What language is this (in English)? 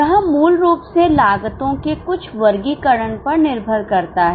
Hindi